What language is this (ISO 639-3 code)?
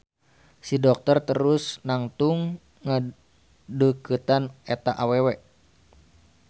sun